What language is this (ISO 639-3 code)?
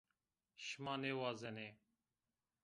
zza